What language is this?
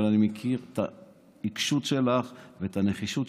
Hebrew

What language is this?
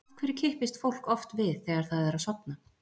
Icelandic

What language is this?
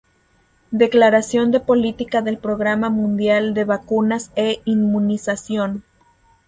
Spanish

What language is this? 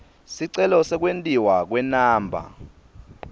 Swati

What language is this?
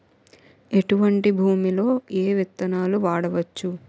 Telugu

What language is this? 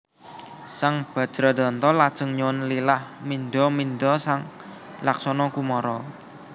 Javanese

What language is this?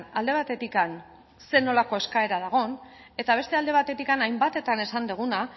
Basque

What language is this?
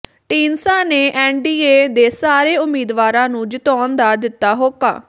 Punjabi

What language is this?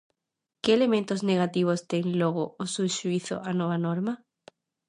Galician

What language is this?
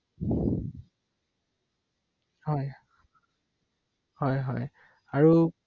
Assamese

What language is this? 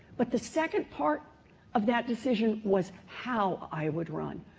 English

